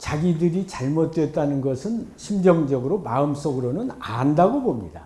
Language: Korean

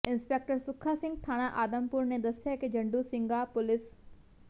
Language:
Punjabi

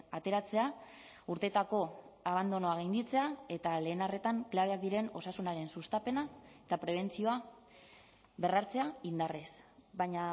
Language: Basque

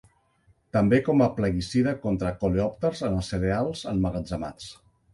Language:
Catalan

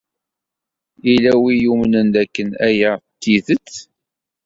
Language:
Kabyle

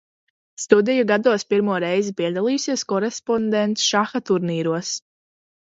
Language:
Latvian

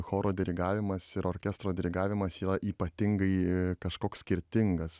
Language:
Lithuanian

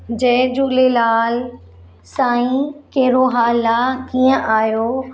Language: Sindhi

